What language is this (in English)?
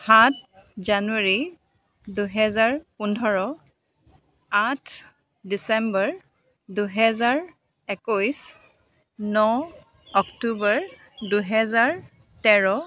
Assamese